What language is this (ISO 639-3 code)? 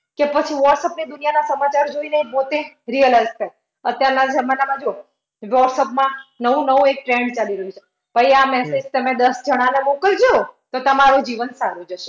guj